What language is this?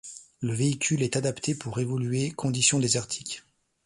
French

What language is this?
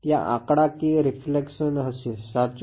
Gujarati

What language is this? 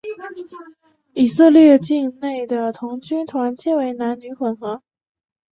Chinese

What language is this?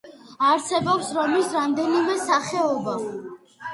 Georgian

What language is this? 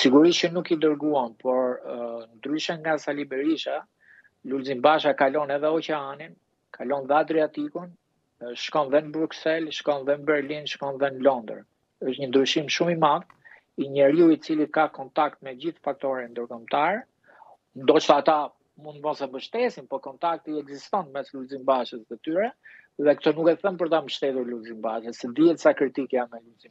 Romanian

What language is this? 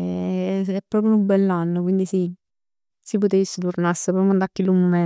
Neapolitan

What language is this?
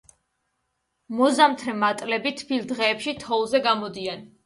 Georgian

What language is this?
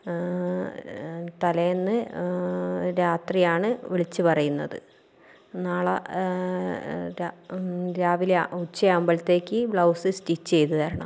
Malayalam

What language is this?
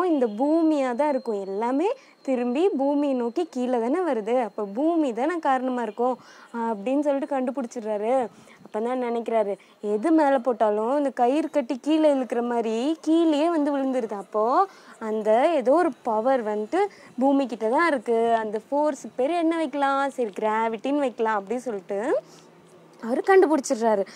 Tamil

